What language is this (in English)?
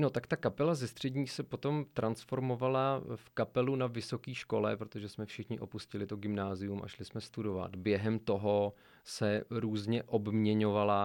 Czech